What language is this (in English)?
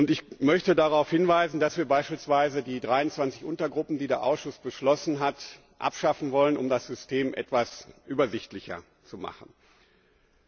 German